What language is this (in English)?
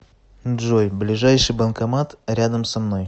Russian